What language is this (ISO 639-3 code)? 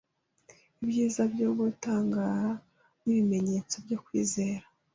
kin